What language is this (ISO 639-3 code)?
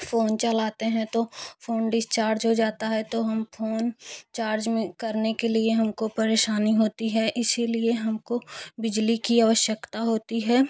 hin